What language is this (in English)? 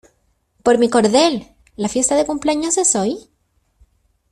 Spanish